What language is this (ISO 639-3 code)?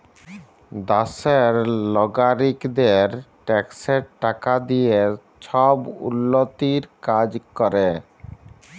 ben